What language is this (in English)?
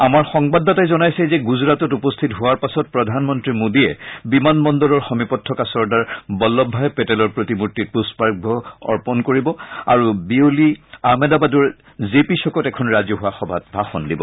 Assamese